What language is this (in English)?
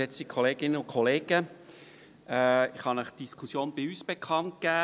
Swiss German